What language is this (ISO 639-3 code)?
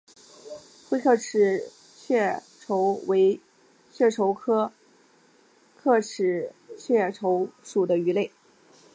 zho